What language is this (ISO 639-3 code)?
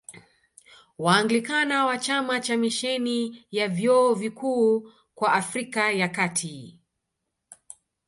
swa